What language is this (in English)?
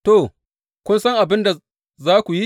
Hausa